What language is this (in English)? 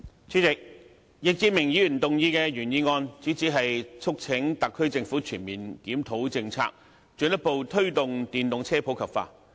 Cantonese